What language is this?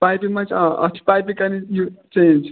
Kashmiri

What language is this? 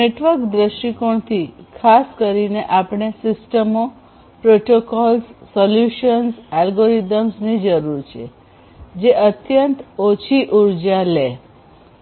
Gujarati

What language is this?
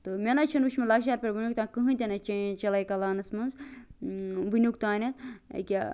Kashmiri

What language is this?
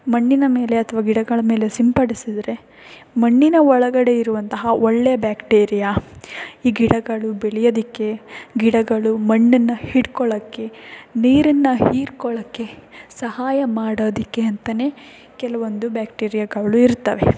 Kannada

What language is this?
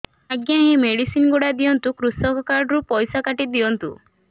Odia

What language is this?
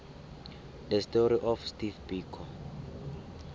South Ndebele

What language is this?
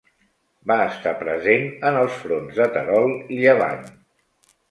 Catalan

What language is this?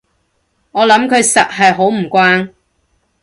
Cantonese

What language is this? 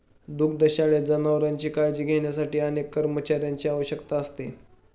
Marathi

